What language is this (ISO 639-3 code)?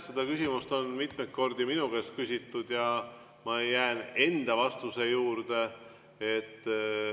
est